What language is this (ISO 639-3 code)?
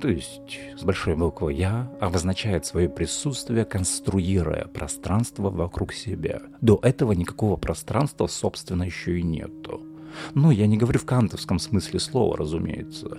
rus